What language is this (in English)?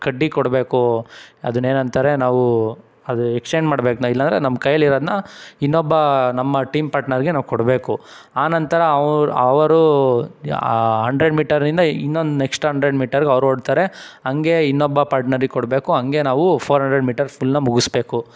Kannada